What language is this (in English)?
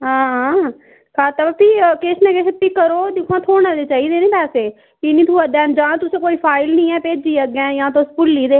Dogri